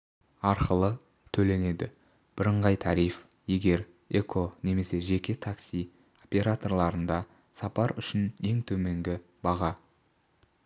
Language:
Kazakh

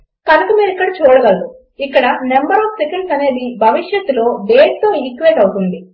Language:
Telugu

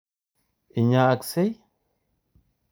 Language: Kalenjin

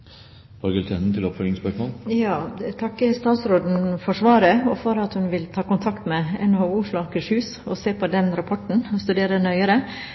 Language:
Norwegian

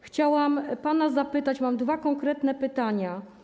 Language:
Polish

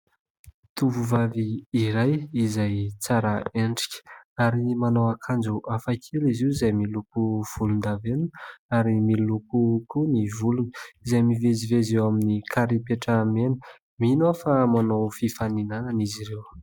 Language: Malagasy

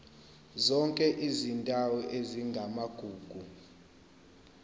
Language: Zulu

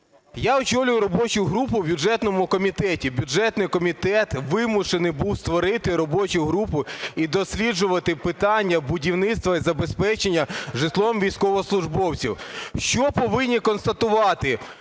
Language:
Ukrainian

